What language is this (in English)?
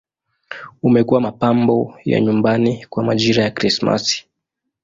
Swahili